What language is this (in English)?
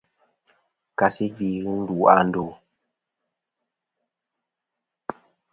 Kom